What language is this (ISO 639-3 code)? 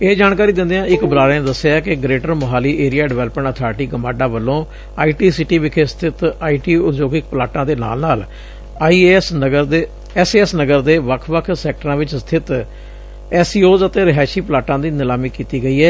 pan